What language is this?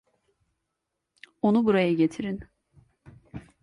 Turkish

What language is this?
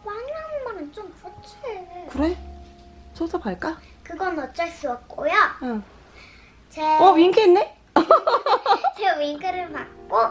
Korean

